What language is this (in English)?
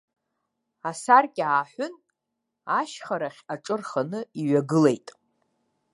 Abkhazian